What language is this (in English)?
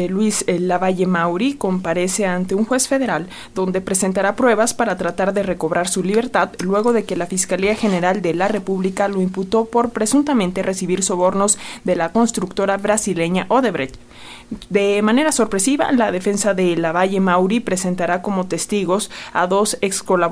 Spanish